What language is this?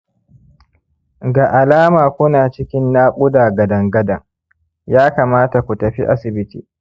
Hausa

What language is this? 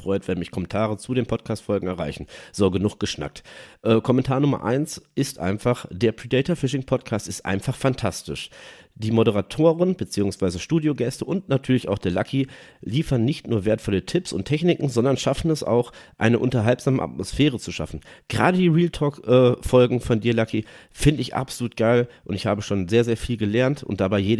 German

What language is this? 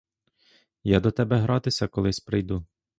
Ukrainian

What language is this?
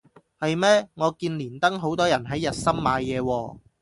Cantonese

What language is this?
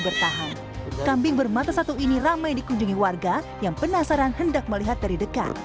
Indonesian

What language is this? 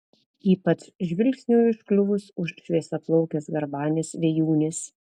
Lithuanian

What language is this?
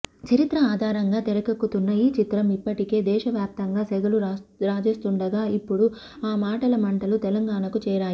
Telugu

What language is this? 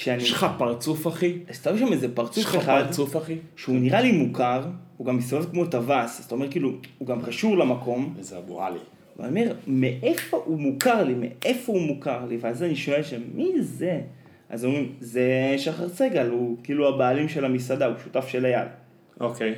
Hebrew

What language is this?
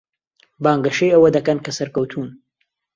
Central Kurdish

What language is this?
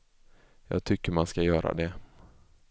Swedish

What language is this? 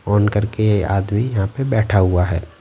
Hindi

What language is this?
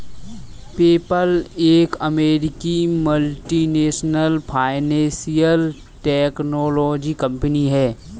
Hindi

